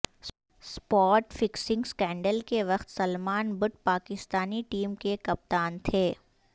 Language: Urdu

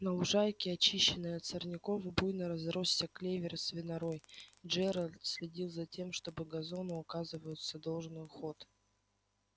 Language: Russian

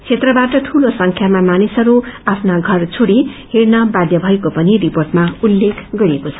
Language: Nepali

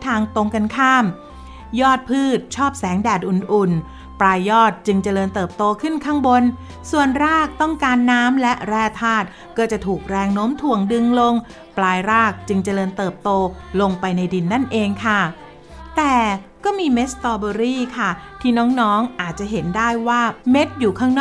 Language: Thai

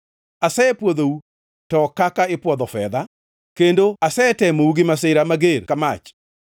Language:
Luo (Kenya and Tanzania)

